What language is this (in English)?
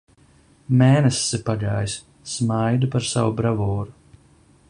Latvian